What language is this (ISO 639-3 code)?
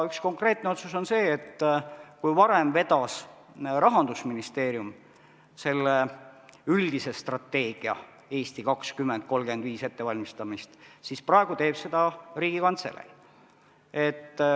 est